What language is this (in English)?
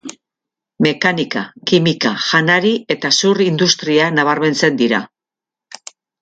Basque